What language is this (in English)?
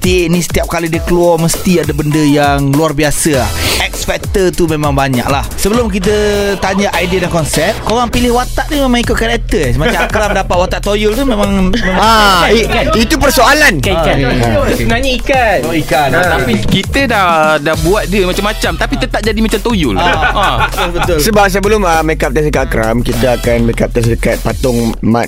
Malay